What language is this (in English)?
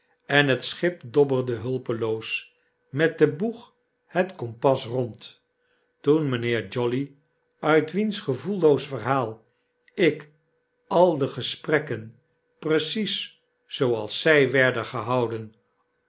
Dutch